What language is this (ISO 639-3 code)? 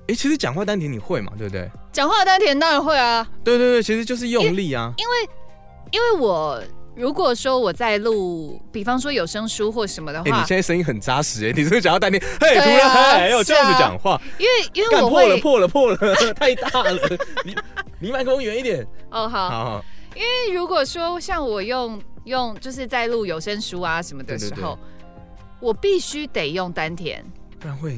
zho